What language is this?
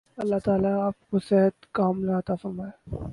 Urdu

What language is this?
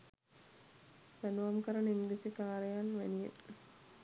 Sinhala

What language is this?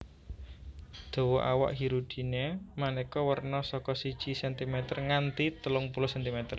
Javanese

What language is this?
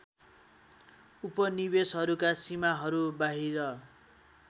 Nepali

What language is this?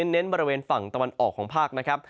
Thai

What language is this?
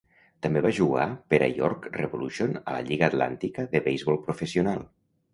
Catalan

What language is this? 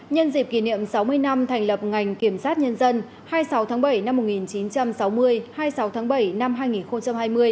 Vietnamese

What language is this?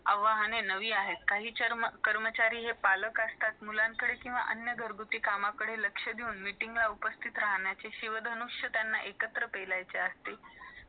Marathi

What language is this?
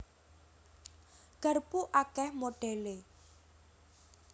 Javanese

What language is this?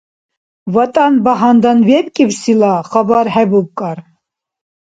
Dargwa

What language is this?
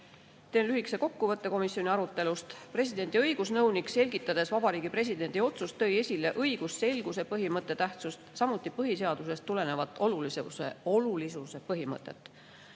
Estonian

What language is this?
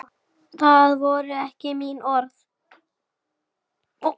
Icelandic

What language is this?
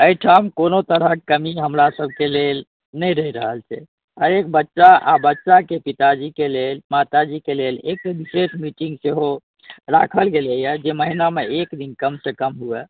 Maithili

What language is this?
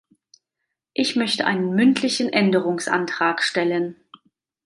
German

